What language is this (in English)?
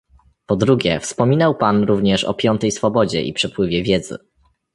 Polish